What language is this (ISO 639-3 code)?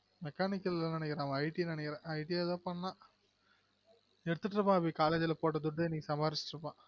tam